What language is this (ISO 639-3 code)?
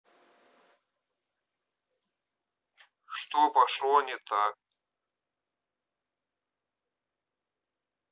rus